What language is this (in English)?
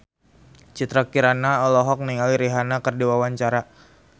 Sundanese